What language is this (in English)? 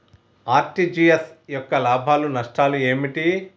Telugu